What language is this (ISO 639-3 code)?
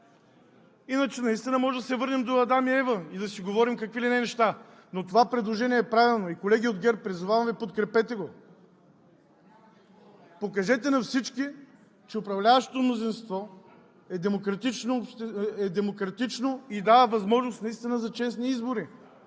bul